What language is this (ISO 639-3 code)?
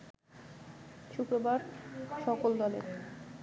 ben